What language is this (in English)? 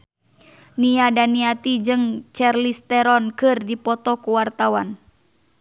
Sundanese